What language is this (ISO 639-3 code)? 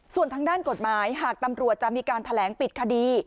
tha